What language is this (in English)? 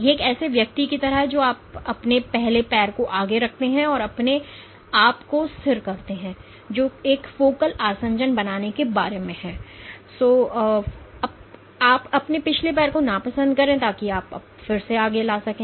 Hindi